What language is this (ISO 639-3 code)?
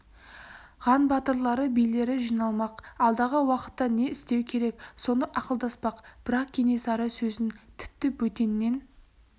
kaz